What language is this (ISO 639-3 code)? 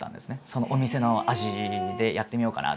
jpn